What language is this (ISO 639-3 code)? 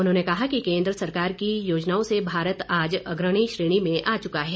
hin